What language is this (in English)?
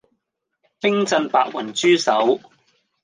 Cantonese